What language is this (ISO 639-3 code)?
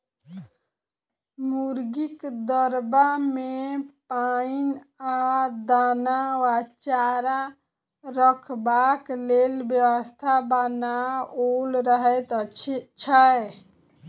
mai